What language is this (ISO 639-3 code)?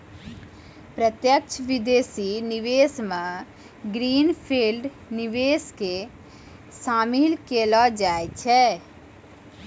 mai